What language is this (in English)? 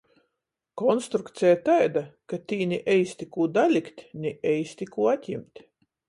Latgalian